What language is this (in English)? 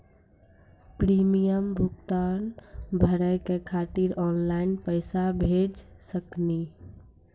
Maithili